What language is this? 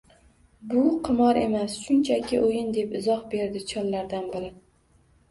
Uzbek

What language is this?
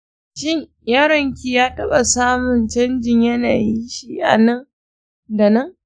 Hausa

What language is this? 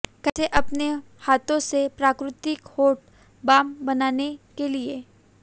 Hindi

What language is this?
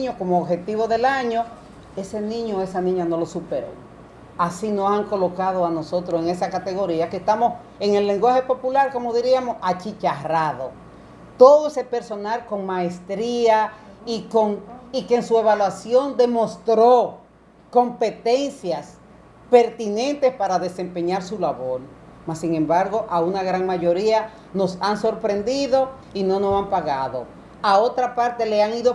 Spanish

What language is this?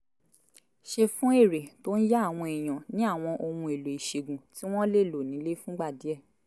Yoruba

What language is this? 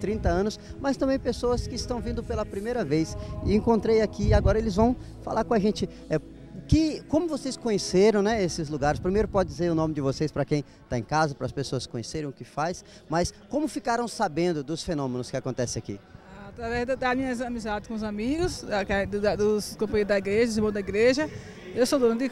Portuguese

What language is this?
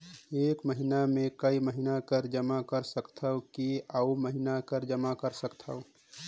Chhattisgarhi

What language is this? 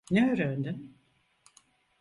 Turkish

